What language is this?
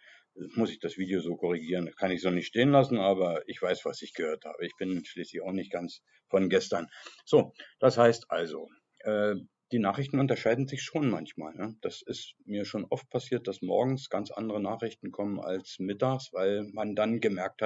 German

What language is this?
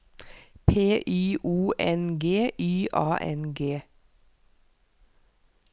Norwegian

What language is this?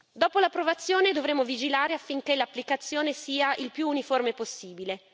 Italian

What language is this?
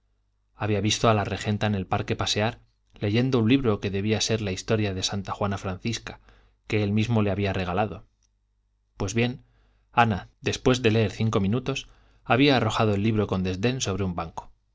Spanish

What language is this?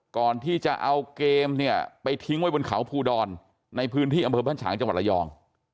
Thai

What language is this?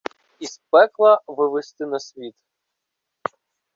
Ukrainian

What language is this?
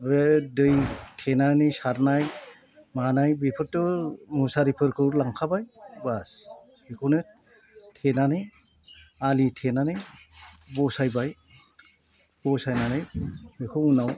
Bodo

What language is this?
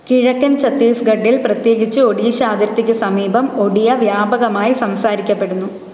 Malayalam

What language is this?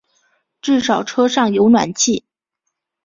Chinese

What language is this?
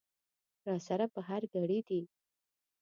Pashto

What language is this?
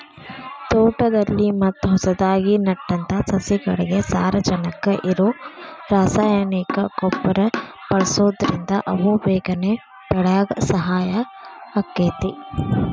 Kannada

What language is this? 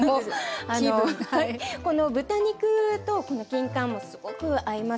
Japanese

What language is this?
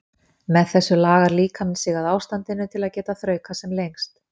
Icelandic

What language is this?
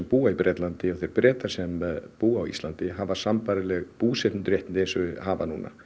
Icelandic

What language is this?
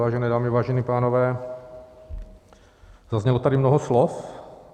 Czech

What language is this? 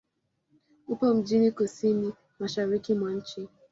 Swahili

